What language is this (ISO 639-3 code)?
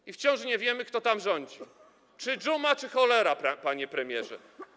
pol